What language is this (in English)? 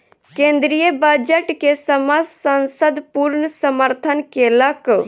Maithili